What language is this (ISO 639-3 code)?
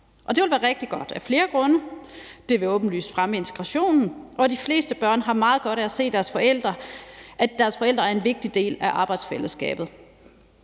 dan